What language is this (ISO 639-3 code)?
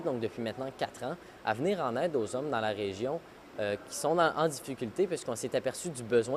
fra